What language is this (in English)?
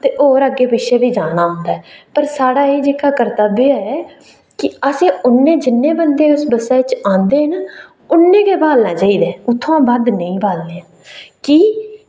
Dogri